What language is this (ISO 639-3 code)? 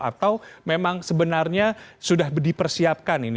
ind